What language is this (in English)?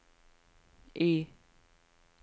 Norwegian